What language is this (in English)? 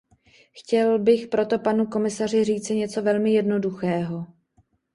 Czech